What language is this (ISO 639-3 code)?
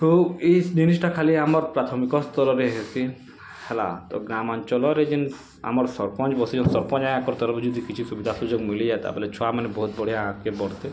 ori